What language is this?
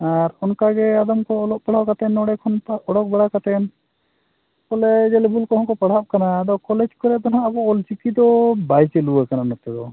Santali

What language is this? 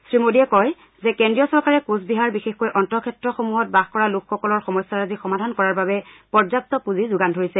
Assamese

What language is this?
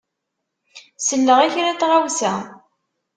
Kabyle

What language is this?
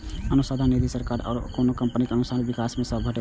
Maithili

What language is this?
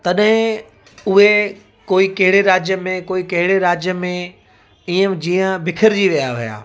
Sindhi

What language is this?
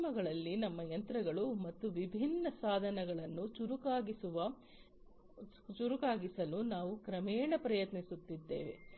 Kannada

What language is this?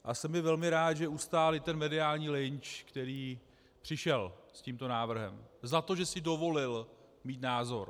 Czech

